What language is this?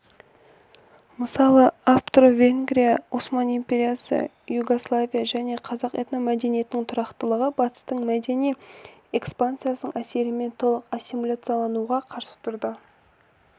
Kazakh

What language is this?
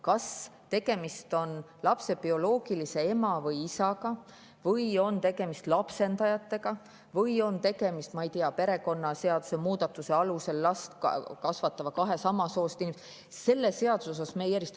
Estonian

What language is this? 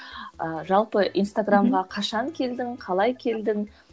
Kazakh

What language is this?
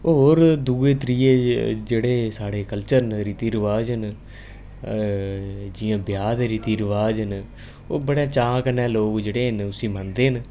Dogri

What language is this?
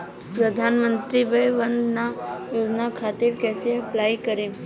Bhojpuri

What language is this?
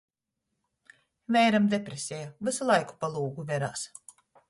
Latgalian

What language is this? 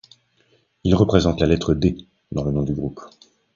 French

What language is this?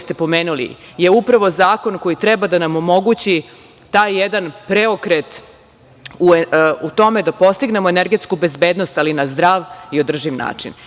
Serbian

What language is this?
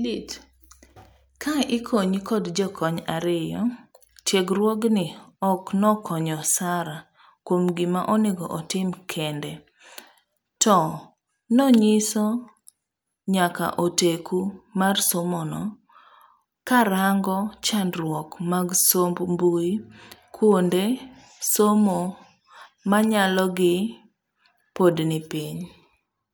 Luo (Kenya and Tanzania)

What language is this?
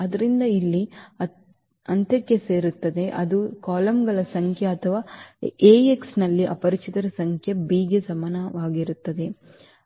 Kannada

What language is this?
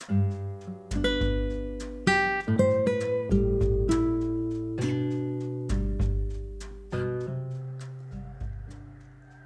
Indonesian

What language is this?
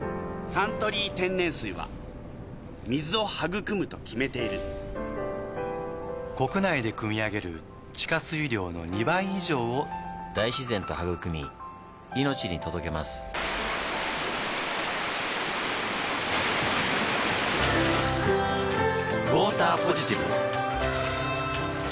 Japanese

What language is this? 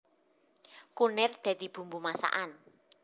Javanese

